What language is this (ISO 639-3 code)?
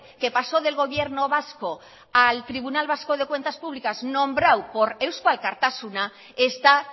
spa